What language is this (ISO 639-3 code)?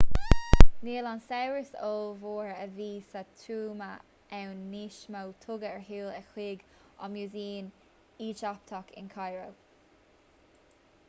gle